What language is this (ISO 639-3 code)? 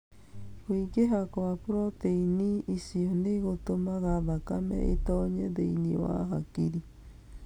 kik